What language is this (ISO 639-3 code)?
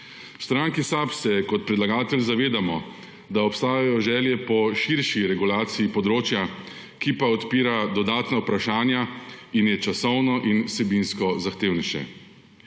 slv